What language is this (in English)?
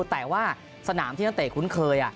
Thai